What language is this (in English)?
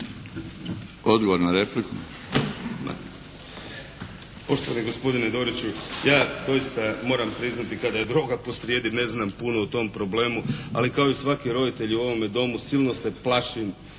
Croatian